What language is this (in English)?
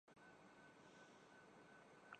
Urdu